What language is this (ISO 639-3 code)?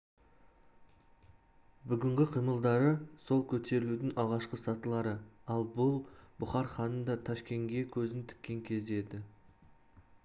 kaz